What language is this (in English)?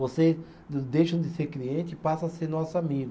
Portuguese